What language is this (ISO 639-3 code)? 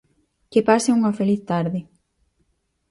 glg